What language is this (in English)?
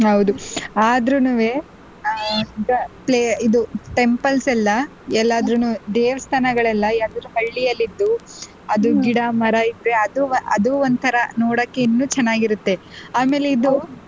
Kannada